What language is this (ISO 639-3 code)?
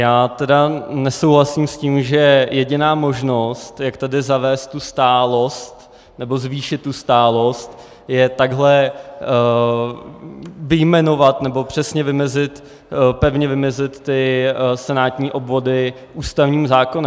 ces